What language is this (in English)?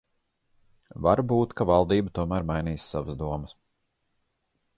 Latvian